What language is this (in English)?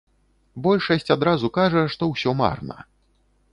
Belarusian